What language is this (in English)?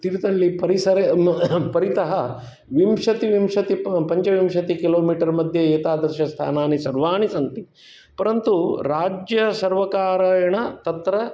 Sanskrit